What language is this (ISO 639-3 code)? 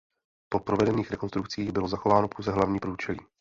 ces